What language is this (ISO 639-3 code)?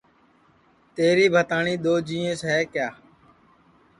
ssi